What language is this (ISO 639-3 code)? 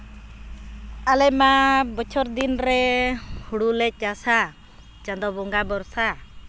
sat